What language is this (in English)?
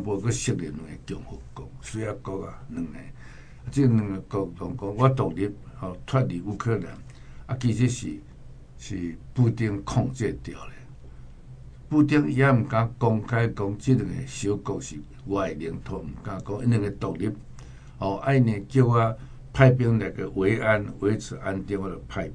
Chinese